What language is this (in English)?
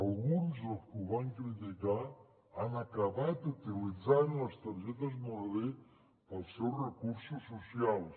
Catalan